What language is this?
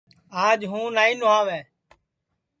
Sansi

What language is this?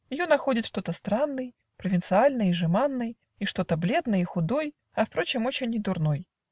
Russian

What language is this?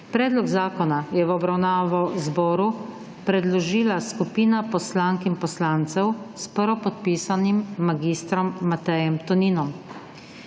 Slovenian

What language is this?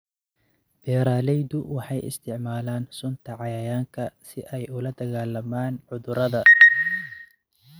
Somali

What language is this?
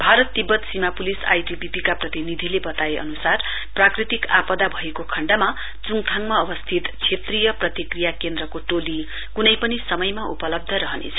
Nepali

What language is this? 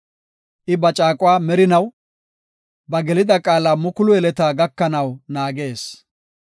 Gofa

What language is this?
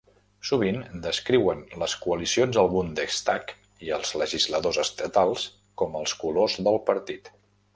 Catalan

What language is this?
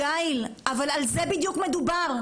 Hebrew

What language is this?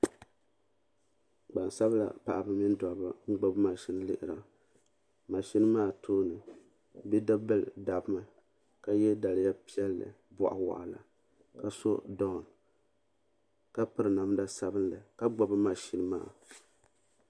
Dagbani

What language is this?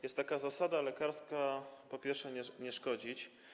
Polish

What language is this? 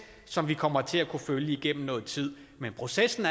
Danish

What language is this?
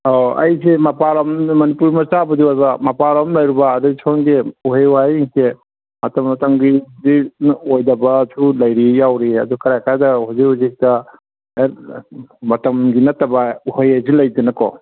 Manipuri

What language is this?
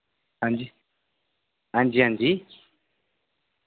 Dogri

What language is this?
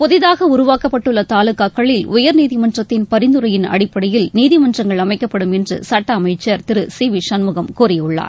Tamil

